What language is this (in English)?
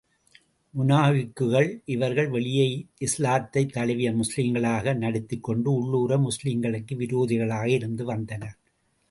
Tamil